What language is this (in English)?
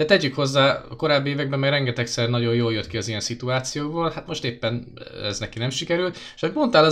Hungarian